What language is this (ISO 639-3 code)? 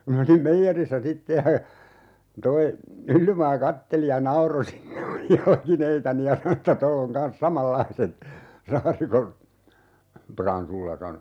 fin